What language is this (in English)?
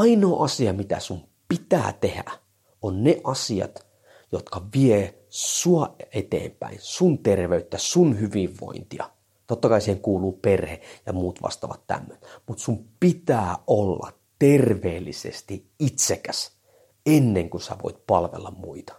Finnish